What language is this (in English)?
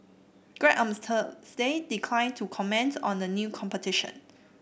English